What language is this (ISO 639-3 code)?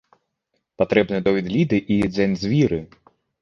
bel